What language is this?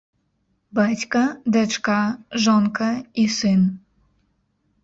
Belarusian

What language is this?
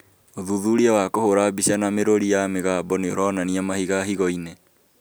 Kikuyu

